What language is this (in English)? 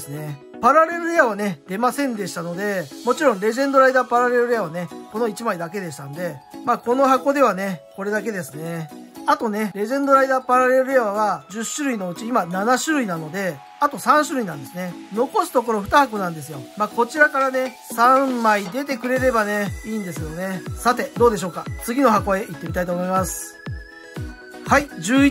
Japanese